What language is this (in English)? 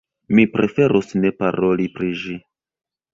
Esperanto